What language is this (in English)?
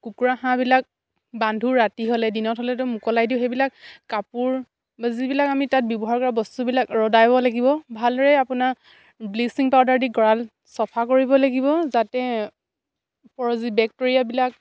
Assamese